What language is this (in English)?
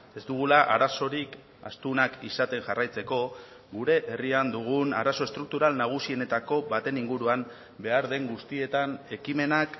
Basque